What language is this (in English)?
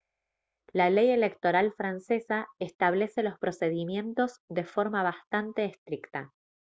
Spanish